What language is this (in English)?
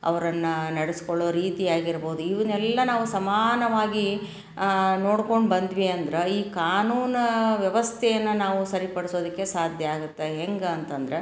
Kannada